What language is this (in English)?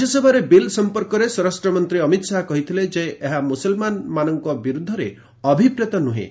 Odia